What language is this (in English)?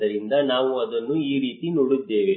Kannada